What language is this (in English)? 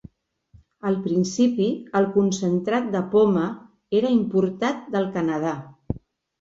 Catalan